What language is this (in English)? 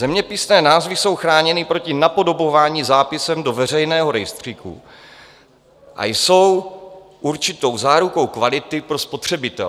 Czech